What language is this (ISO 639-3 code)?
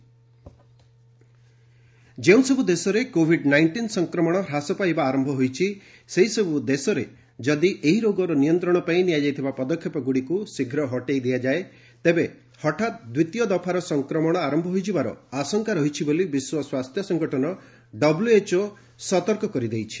ori